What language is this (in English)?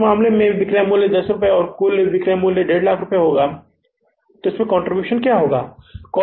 Hindi